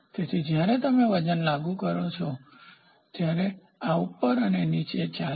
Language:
Gujarati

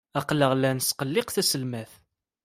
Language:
Kabyle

